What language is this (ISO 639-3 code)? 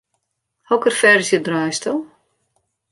fry